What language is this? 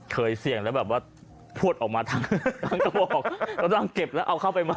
Thai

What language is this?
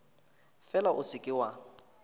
Northern Sotho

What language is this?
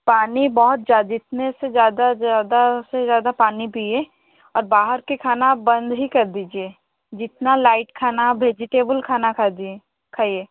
Hindi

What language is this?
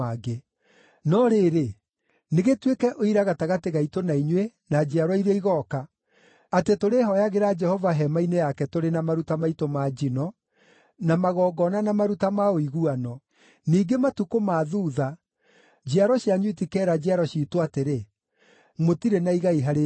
Kikuyu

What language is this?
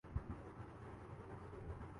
Urdu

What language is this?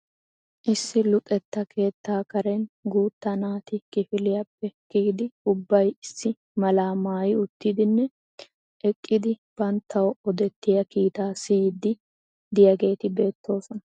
Wolaytta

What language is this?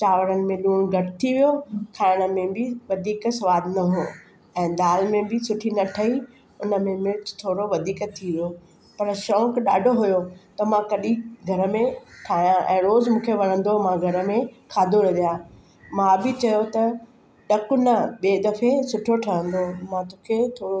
Sindhi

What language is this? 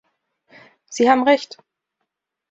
German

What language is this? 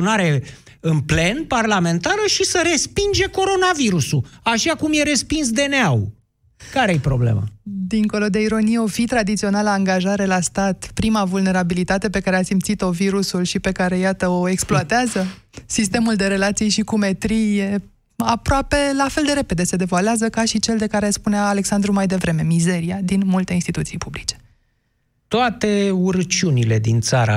Romanian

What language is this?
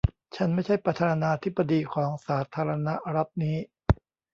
Thai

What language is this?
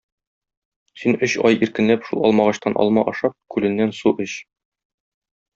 Tatar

